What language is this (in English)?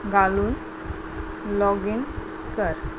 Konkani